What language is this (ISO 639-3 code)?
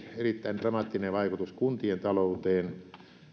fin